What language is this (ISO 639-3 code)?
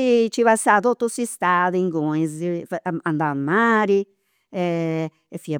sro